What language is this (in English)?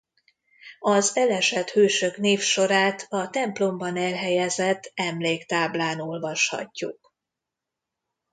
Hungarian